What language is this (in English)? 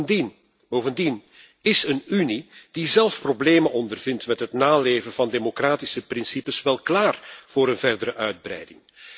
Dutch